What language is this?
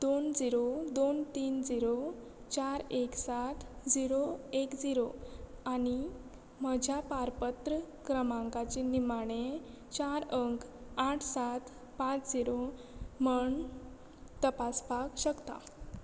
Konkani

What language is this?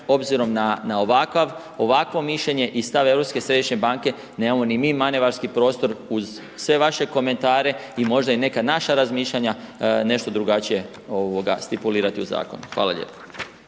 Croatian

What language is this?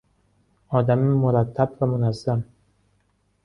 Persian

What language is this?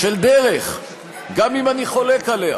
Hebrew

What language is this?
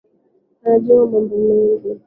Swahili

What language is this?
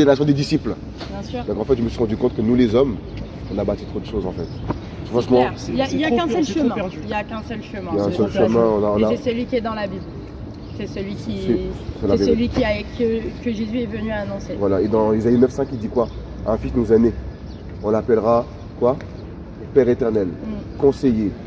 French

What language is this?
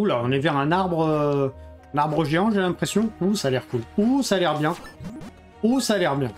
French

